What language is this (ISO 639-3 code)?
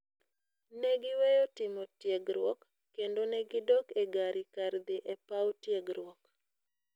luo